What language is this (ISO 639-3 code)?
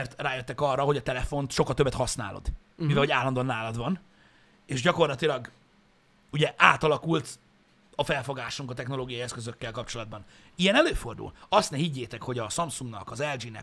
hun